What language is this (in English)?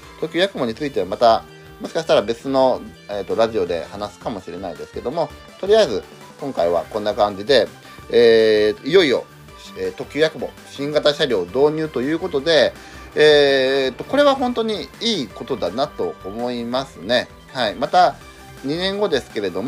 Japanese